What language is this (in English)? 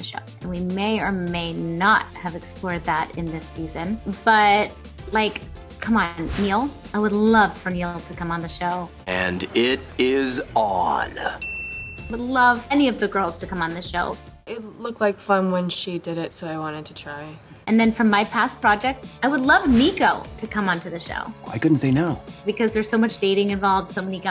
English